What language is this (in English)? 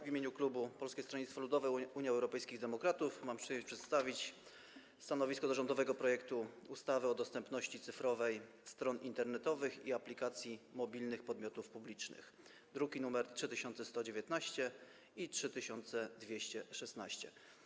Polish